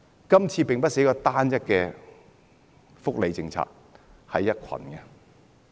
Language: Cantonese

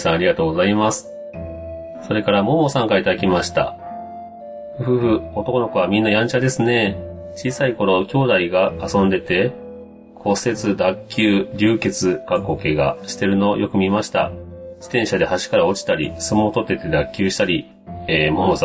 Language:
Japanese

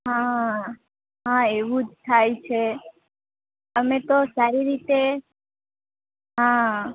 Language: Gujarati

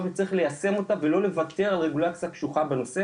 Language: Hebrew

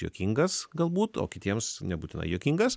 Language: Lithuanian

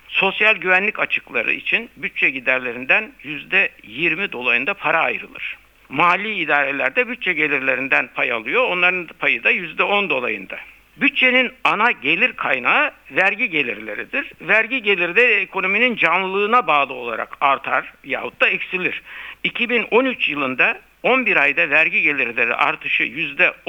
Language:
Turkish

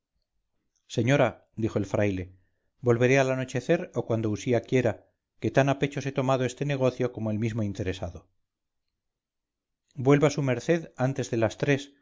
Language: Spanish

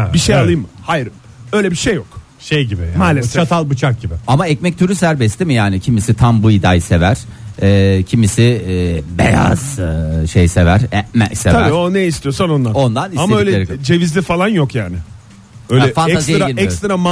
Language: Turkish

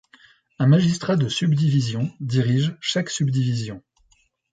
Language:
French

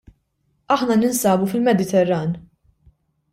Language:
Maltese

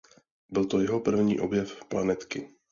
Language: Czech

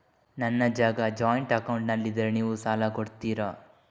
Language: Kannada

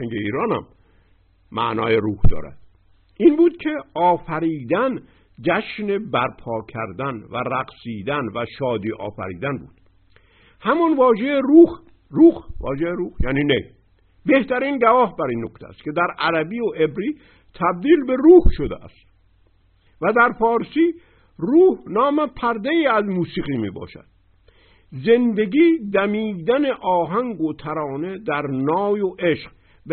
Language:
Persian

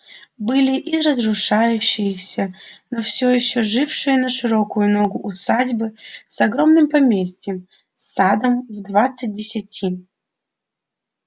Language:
Russian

